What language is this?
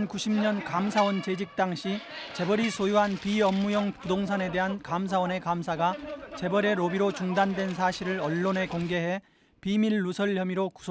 Korean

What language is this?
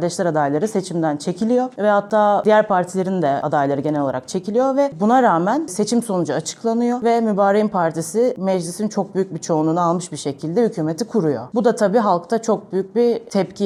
Turkish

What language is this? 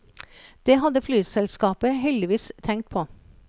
Norwegian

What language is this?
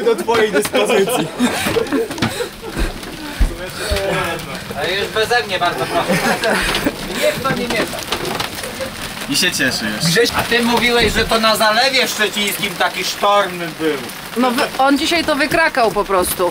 Polish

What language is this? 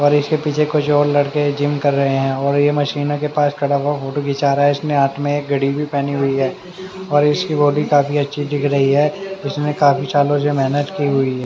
Hindi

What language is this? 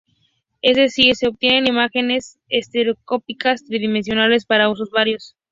Spanish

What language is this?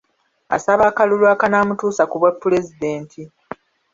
Ganda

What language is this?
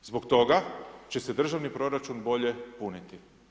Croatian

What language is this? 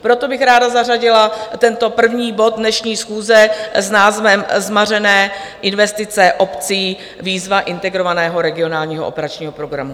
Czech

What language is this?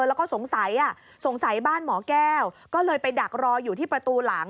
Thai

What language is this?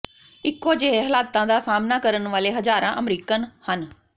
Punjabi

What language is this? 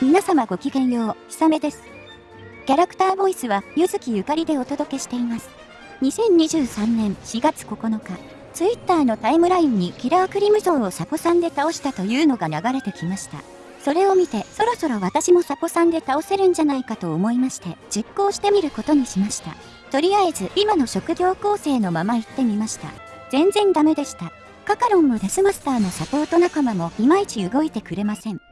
Japanese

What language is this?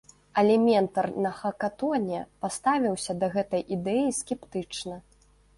Belarusian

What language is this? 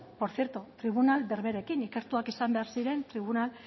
Basque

